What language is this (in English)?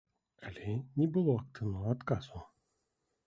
Belarusian